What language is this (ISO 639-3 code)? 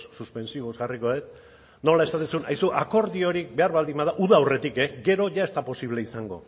eus